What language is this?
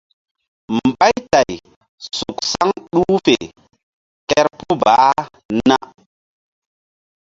Mbum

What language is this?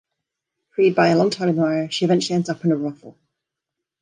English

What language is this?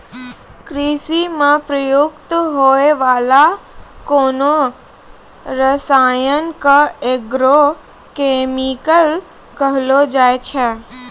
Maithili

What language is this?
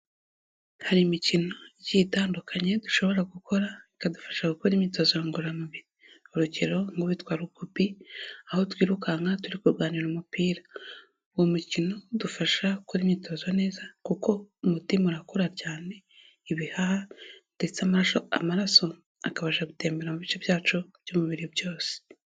Kinyarwanda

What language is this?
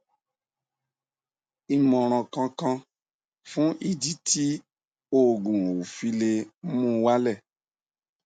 Yoruba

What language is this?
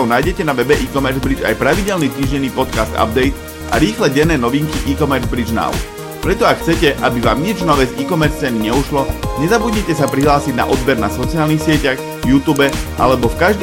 Slovak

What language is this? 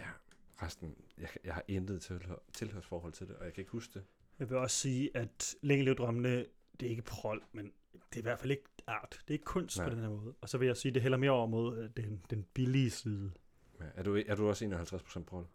Danish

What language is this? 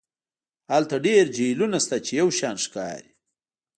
Pashto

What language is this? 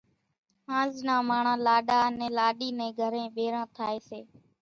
Kachi Koli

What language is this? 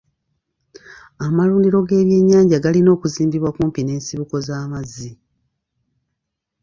Ganda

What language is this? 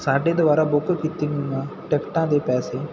Punjabi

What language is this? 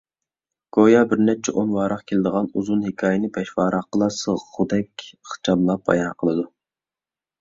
Uyghur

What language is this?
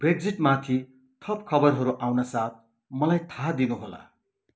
Nepali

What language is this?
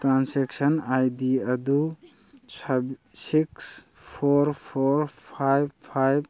Manipuri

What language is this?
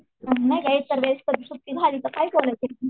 Marathi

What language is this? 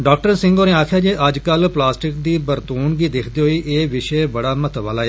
Dogri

